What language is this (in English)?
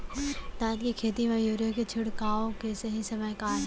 Chhattisgarhi